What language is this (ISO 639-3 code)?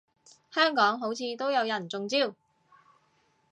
yue